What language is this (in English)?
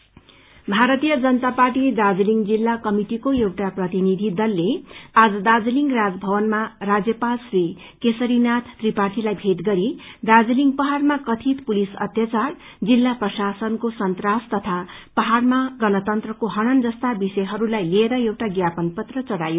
Nepali